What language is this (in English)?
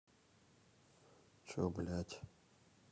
Russian